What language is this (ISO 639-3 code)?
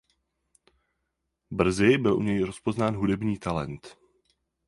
ces